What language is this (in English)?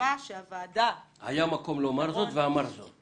Hebrew